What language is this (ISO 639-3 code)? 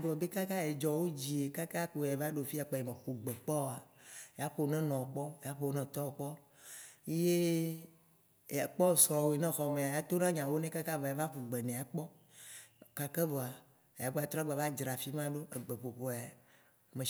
wci